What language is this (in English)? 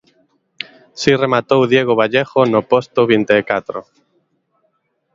Galician